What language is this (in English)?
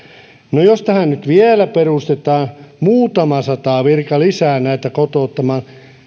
Finnish